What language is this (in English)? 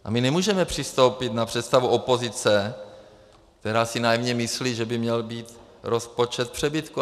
Czech